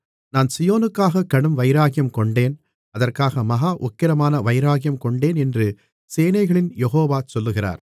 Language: Tamil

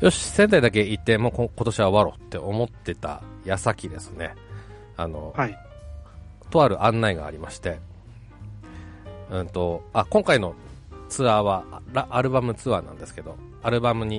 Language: Japanese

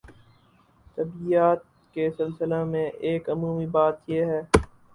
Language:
Urdu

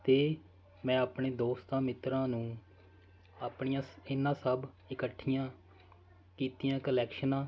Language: Punjabi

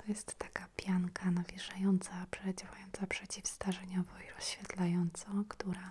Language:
Polish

